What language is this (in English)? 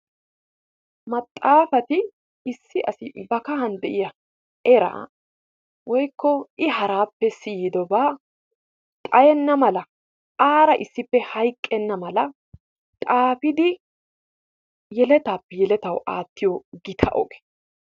Wolaytta